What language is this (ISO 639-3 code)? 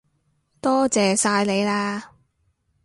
yue